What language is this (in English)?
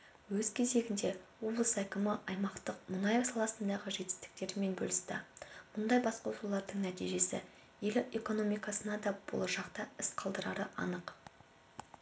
Kazakh